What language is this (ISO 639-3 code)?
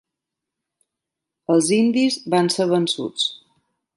cat